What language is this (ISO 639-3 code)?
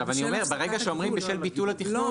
heb